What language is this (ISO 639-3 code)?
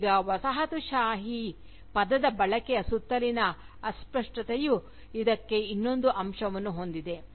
kan